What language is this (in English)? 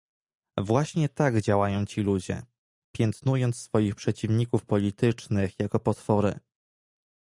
Polish